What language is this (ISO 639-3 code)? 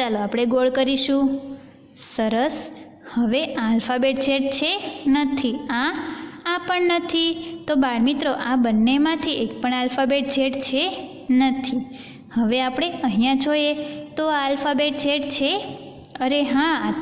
hin